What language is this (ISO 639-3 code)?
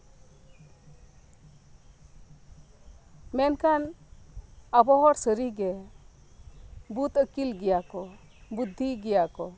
sat